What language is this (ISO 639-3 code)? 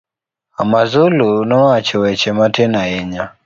luo